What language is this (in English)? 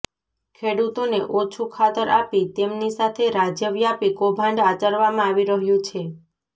Gujarati